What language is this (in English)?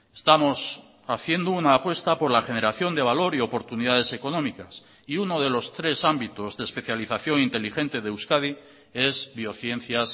Spanish